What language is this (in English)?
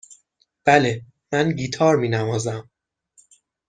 Persian